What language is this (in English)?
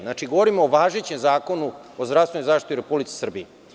Serbian